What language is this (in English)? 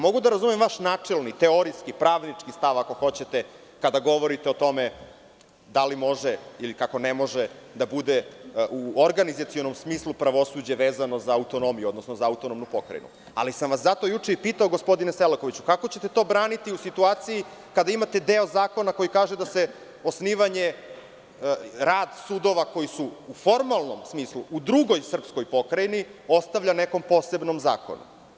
Serbian